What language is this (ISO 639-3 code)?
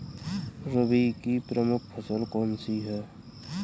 hin